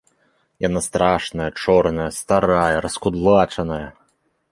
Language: Belarusian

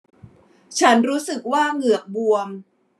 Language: Thai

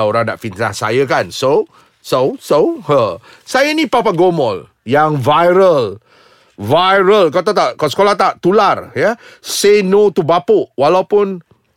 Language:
Malay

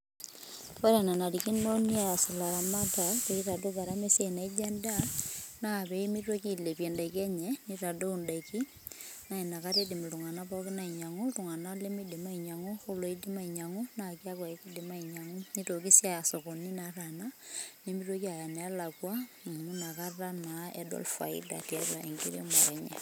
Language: Masai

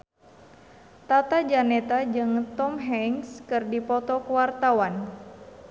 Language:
Sundanese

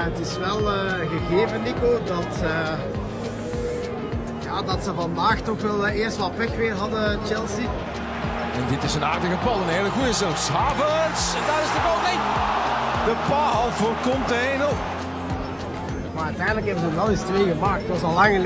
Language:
Dutch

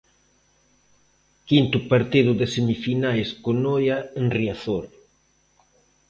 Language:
Galician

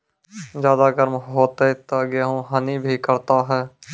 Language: Maithili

